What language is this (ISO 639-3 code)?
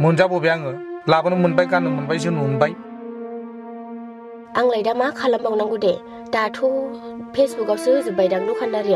tha